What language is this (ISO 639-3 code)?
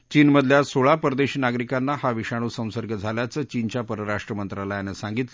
mar